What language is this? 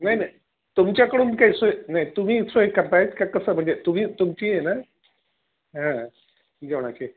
Marathi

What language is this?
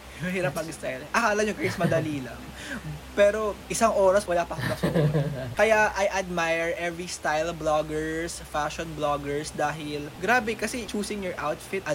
Filipino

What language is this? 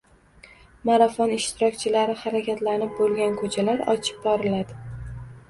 Uzbek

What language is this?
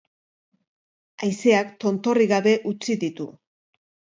Basque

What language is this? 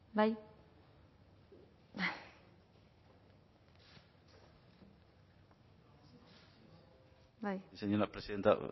Basque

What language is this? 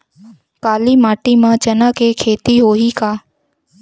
Chhattisgarhi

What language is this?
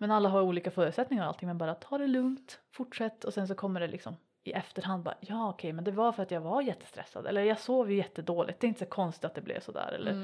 Swedish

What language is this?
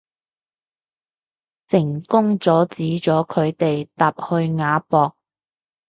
Cantonese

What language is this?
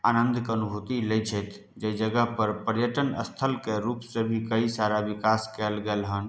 Maithili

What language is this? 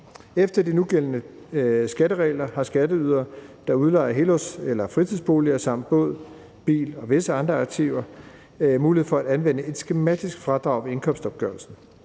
Danish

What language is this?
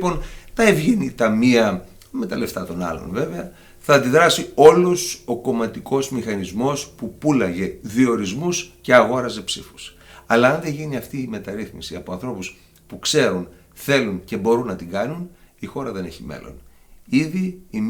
Greek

